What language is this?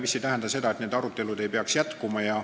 Estonian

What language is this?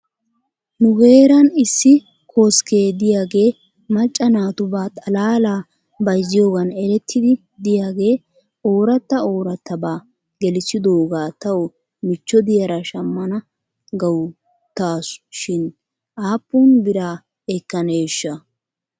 Wolaytta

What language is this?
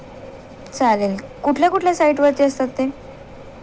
Marathi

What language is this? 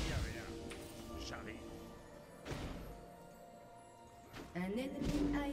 French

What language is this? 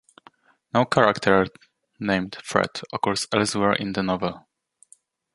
English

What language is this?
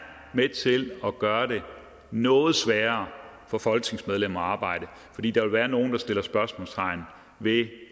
Danish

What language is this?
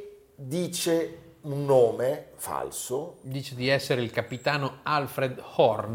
Italian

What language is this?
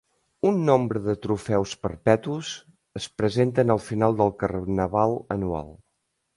Catalan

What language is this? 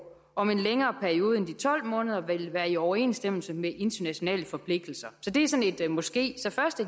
Danish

